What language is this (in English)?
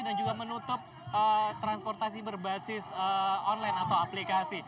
Indonesian